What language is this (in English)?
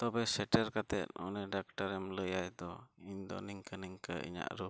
Santali